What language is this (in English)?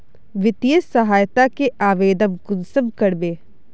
Magahi